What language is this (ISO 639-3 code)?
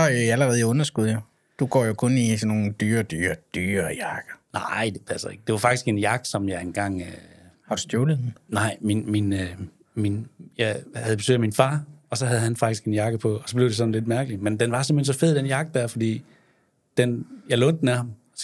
dan